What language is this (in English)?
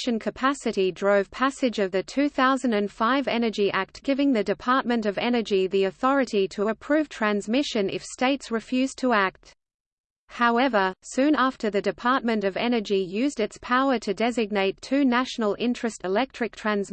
English